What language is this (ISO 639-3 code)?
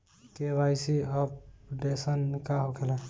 bho